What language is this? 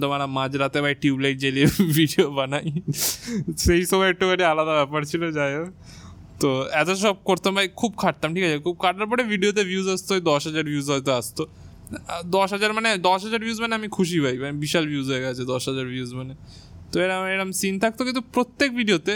Bangla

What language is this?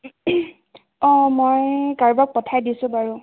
Assamese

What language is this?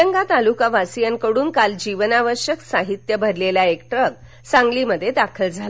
Marathi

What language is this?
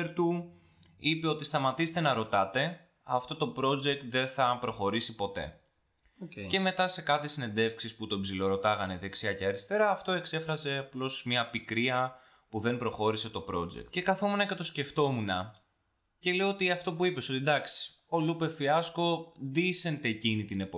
Greek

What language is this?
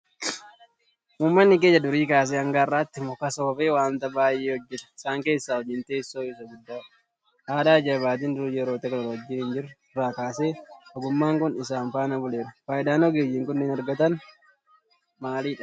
Oromo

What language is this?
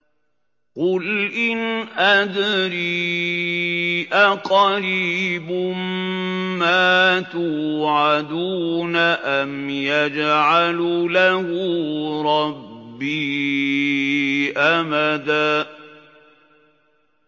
Arabic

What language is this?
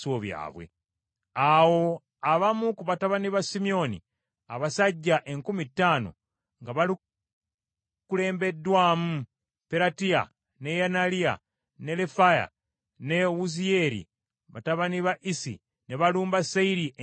Ganda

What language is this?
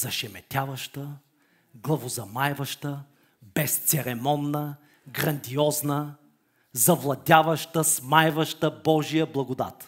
Bulgarian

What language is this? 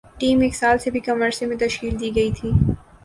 Urdu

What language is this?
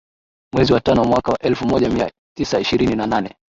Swahili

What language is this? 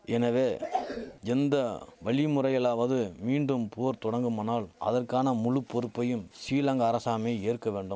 Tamil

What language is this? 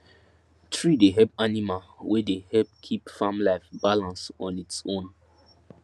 Nigerian Pidgin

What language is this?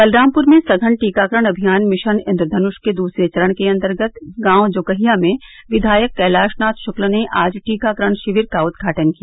Hindi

